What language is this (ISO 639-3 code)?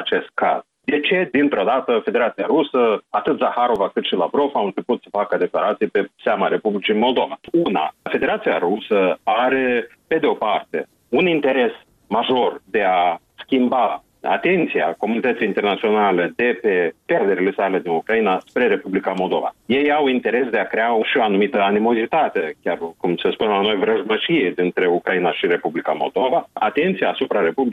ron